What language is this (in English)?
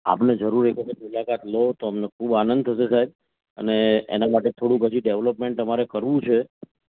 Gujarati